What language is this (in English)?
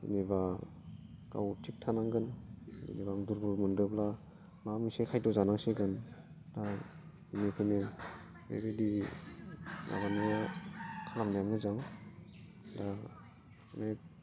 Bodo